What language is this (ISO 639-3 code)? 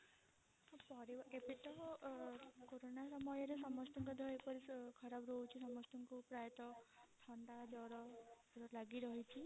ori